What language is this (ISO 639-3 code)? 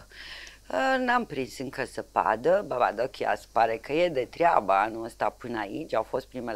ron